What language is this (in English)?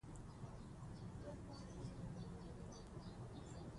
Pashto